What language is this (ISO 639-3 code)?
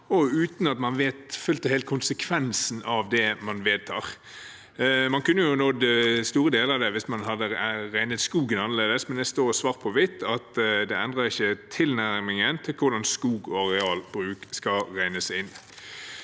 nor